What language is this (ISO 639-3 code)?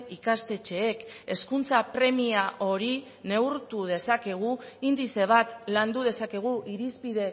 eus